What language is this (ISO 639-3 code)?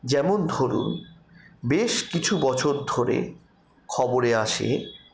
ben